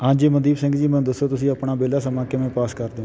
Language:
Punjabi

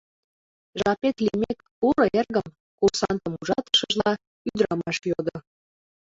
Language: Mari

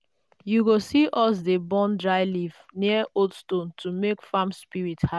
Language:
Nigerian Pidgin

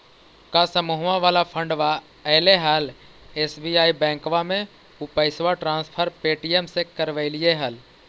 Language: Magahi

